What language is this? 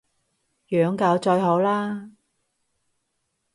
Cantonese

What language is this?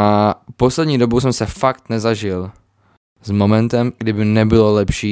Czech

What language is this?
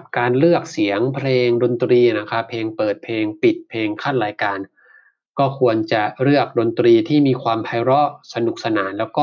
Thai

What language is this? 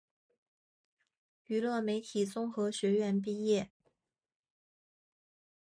Chinese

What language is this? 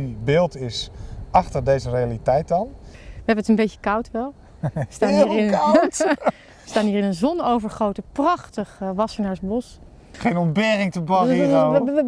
Dutch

